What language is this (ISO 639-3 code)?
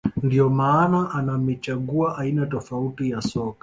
swa